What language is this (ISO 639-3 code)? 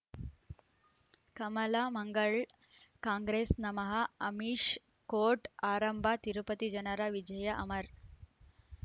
kan